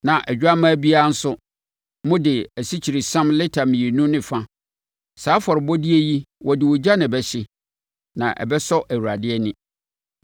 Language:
Akan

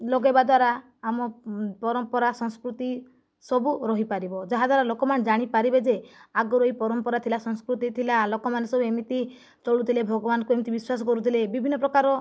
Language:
Odia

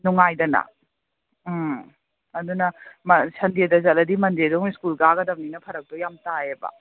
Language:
Manipuri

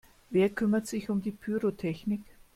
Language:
German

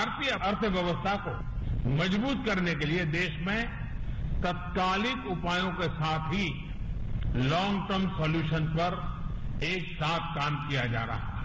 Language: Hindi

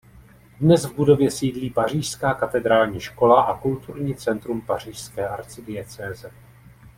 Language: Czech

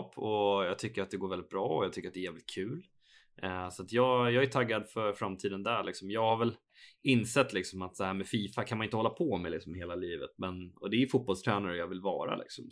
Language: Swedish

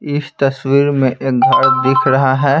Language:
Hindi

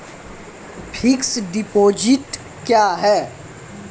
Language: Maithili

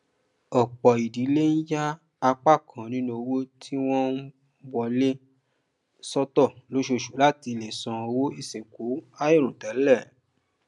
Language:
Yoruba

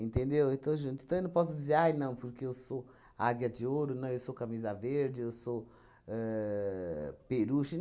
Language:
Portuguese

